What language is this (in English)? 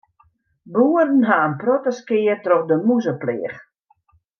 Western Frisian